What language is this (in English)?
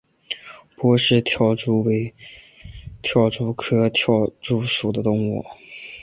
Chinese